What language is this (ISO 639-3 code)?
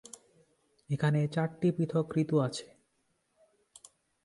ben